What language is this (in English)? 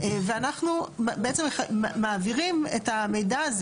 Hebrew